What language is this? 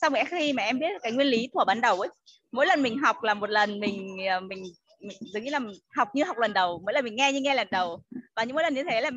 Vietnamese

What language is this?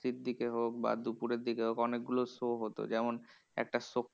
Bangla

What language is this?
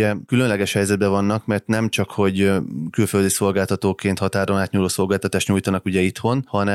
Hungarian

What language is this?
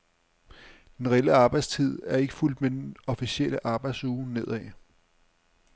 Danish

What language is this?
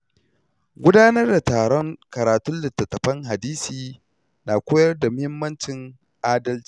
Hausa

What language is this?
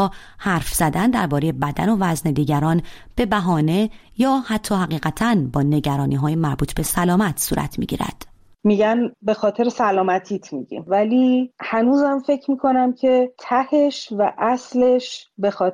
Persian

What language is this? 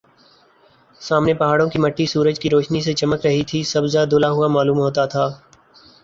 Urdu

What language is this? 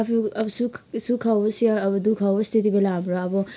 Nepali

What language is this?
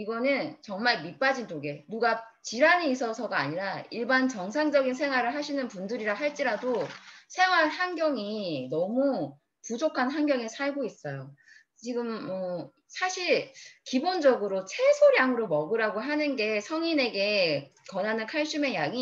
Korean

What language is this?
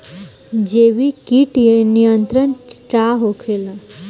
Bhojpuri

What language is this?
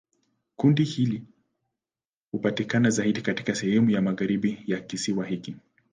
Swahili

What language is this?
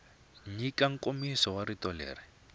Tsonga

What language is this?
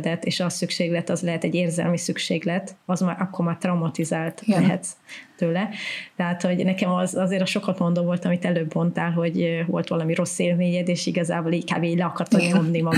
Hungarian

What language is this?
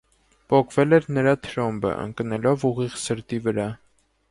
Armenian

